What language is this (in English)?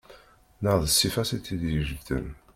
Kabyle